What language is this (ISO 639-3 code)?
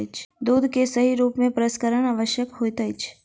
mai